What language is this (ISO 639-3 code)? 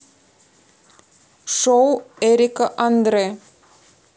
rus